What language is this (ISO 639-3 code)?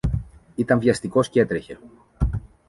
ell